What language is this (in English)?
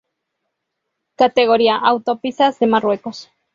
Spanish